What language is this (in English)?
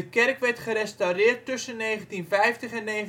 Dutch